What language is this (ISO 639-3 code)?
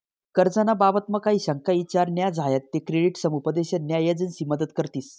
mar